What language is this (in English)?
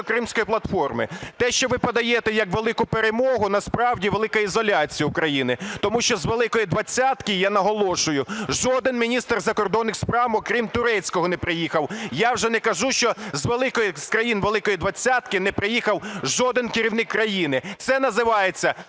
Ukrainian